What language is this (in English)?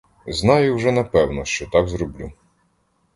Ukrainian